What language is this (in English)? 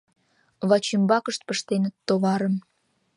Mari